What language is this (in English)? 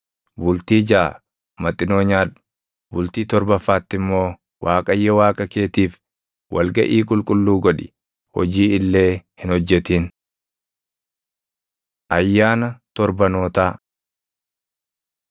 Oromo